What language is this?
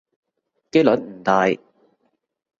Cantonese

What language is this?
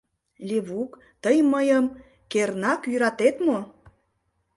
Mari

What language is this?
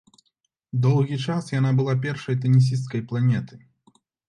Belarusian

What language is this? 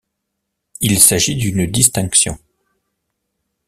French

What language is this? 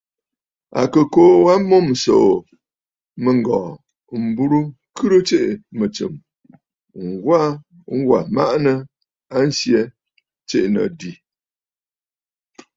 Bafut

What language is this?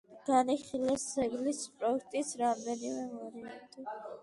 Georgian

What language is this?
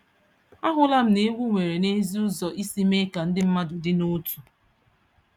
Igbo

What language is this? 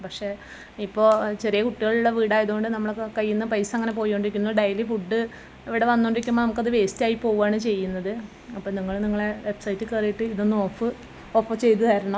Malayalam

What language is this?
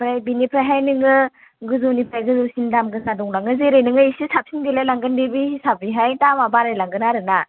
Bodo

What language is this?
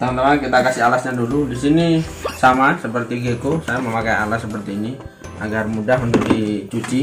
Indonesian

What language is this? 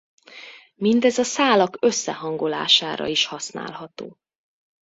Hungarian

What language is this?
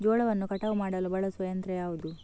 Kannada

